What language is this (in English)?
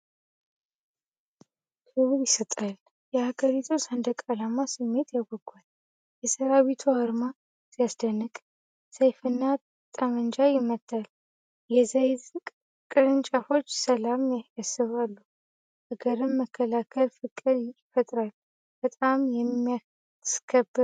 Amharic